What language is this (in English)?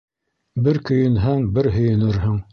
Bashkir